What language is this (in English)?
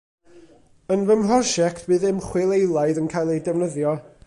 Welsh